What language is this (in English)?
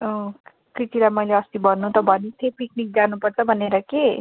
Nepali